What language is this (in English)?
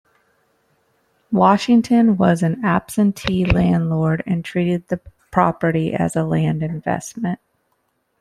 English